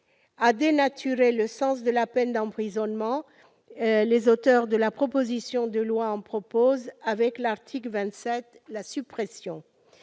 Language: French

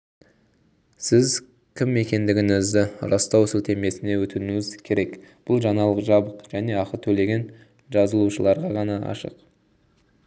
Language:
Kazakh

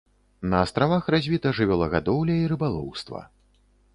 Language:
Belarusian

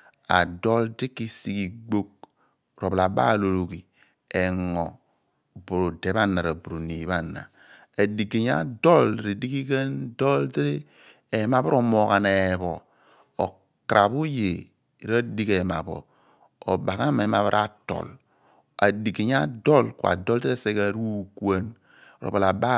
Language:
Abua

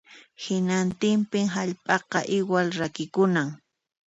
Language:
Puno Quechua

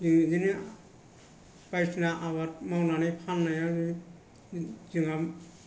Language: Bodo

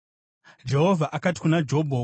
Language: Shona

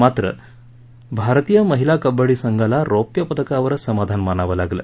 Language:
Marathi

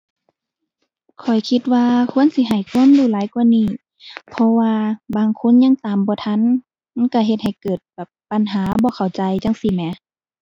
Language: Thai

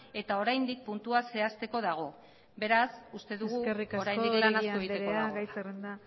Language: Basque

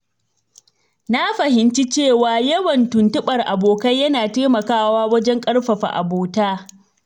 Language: Hausa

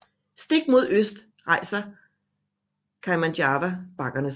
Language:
Danish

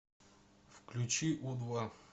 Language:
Russian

